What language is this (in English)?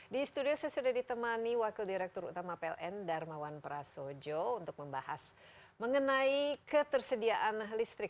Indonesian